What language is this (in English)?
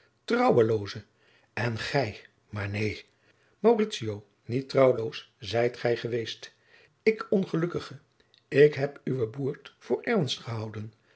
Dutch